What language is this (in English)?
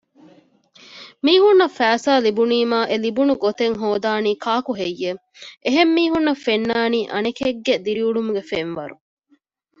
Divehi